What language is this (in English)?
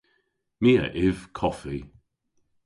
Cornish